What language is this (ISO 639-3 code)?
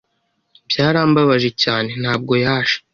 kin